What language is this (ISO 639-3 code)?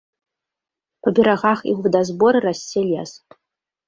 bel